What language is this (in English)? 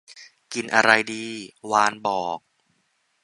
Thai